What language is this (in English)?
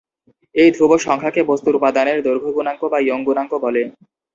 Bangla